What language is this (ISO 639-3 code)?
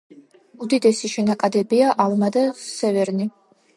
kat